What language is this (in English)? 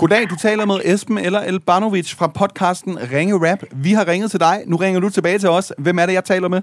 Danish